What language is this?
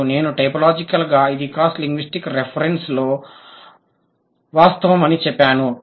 Telugu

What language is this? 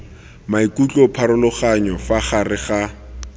Tswana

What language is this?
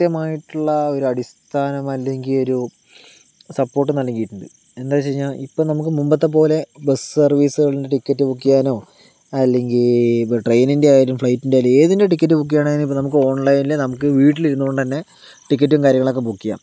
Malayalam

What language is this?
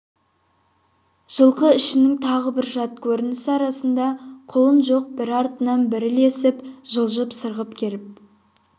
Kazakh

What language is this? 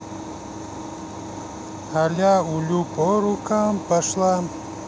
Russian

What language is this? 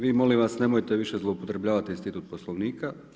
Croatian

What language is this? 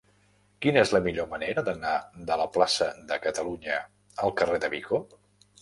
Catalan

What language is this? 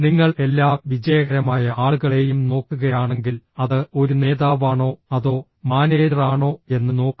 Malayalam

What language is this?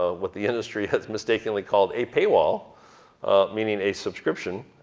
English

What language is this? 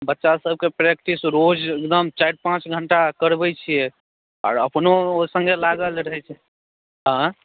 Maithili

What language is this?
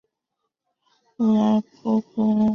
Chinese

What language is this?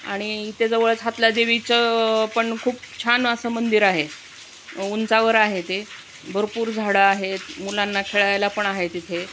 Marathi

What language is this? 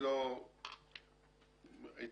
Hebrew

